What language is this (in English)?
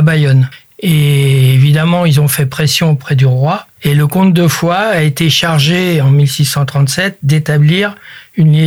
French